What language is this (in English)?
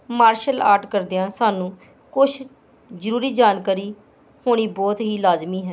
Punjabi